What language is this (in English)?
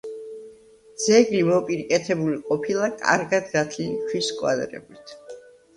Georgian